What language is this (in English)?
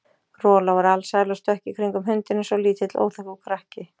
Icelandic